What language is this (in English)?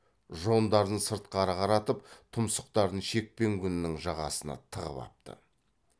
Kazakh